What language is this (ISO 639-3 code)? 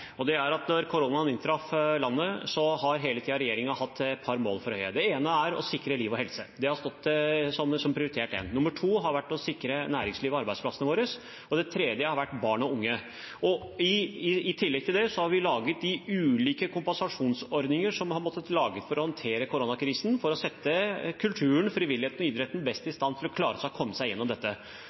nob